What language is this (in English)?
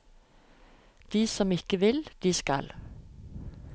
Norwegian